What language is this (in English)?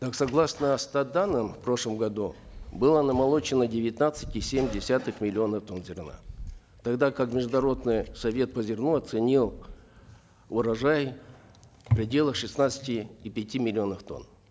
Kazakh